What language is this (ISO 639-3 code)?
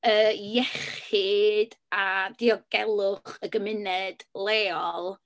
cym